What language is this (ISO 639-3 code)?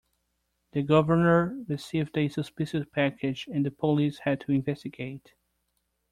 eng